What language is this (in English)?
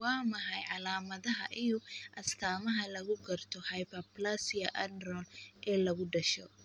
Somali